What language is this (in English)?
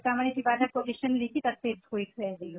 Assamese